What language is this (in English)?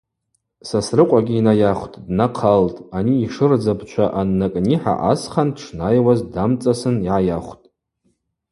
Abaza